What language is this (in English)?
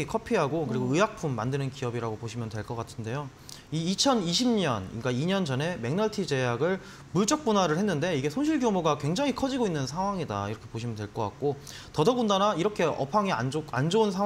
Korean